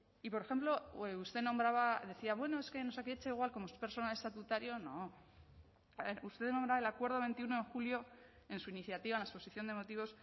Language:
Spanish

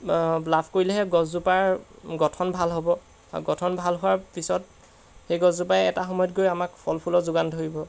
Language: Assamese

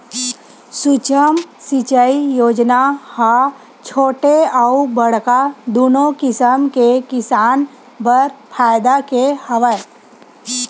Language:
Chhattisgarhi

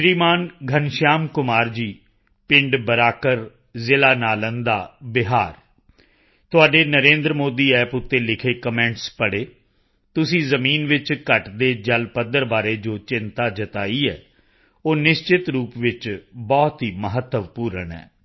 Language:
Punjabi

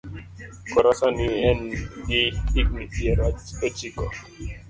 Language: Luo (Kenya and Tanzania)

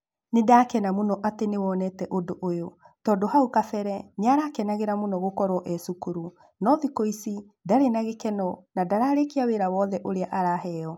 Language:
Kikuyu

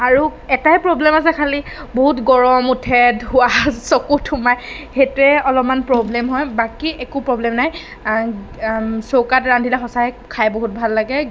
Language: Assamese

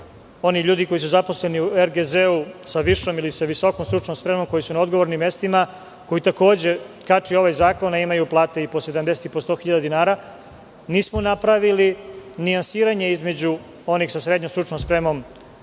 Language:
Serbian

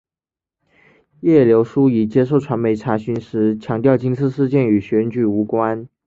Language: Chinese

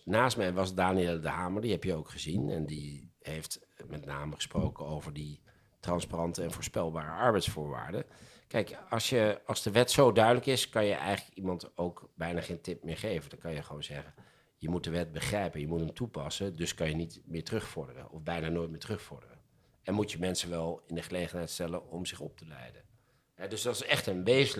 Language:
Dutch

